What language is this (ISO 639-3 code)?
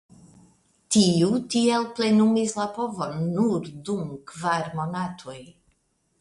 epo